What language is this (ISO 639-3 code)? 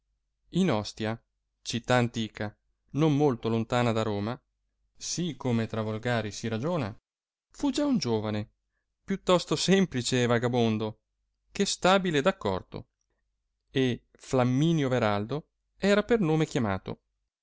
ita